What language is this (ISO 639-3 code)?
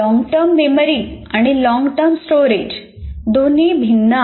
mar